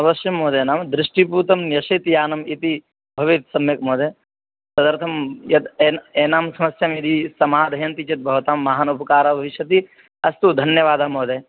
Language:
Sanskrit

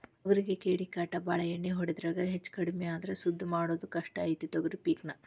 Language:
Kannada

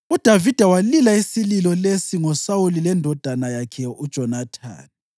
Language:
North Ndebele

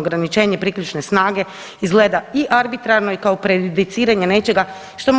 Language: Croatian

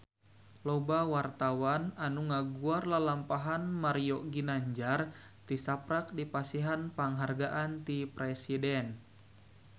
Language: Sundanese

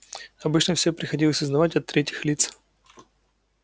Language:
Russian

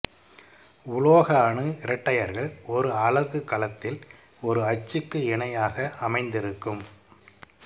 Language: Tamil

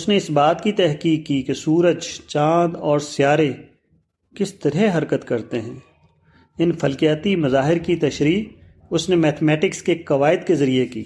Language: Urdu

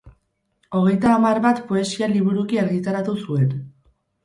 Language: Basque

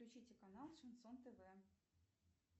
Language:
Russian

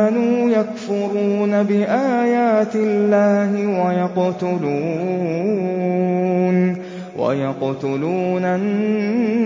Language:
Arabic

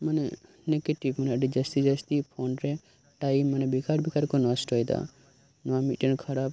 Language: Santali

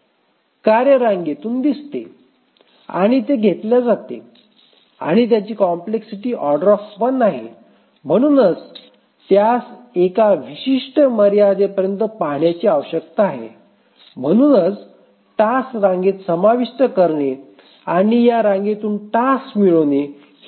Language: Marathi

